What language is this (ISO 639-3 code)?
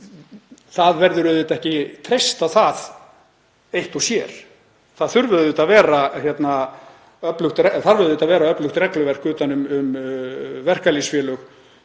isl